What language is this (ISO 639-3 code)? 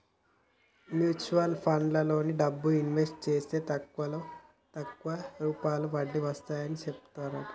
tel